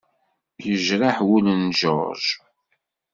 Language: Kabyle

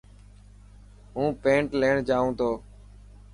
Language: Dhatki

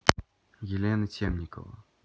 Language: Russian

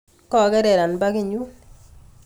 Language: Kalenjin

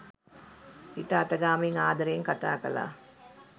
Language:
Sinhala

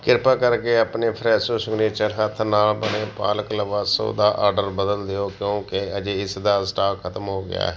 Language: Punjabi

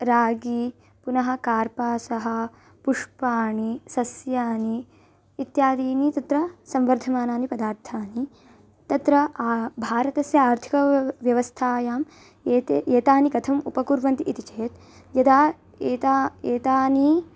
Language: Sanskrit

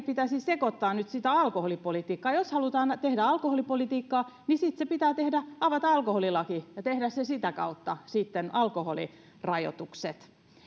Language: Finnish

